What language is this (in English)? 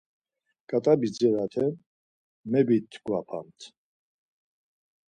Laz